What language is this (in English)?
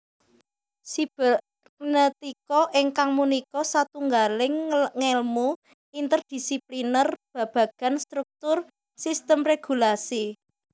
Javanese